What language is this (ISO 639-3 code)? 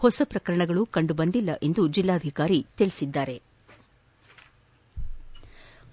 kan